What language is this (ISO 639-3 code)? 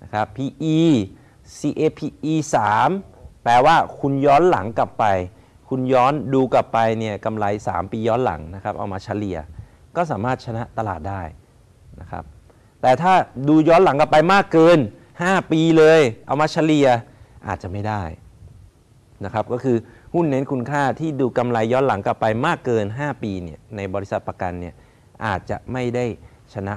tha